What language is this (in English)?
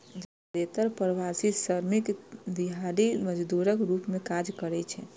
Maithili